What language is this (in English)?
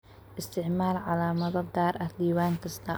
Somali